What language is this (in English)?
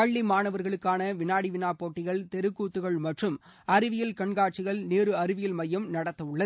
Tamil